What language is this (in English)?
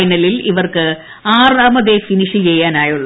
Malayalam